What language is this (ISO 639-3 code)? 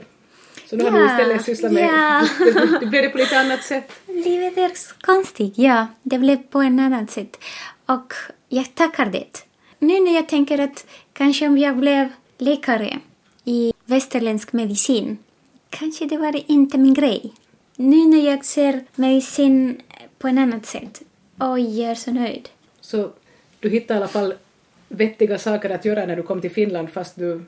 swe